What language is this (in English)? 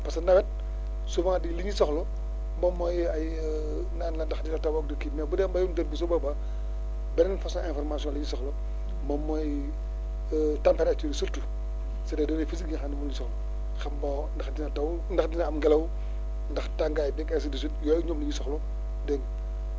Wolof